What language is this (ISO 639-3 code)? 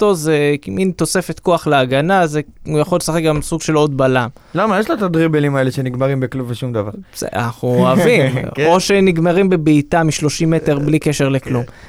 heb